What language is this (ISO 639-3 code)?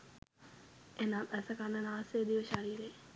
sin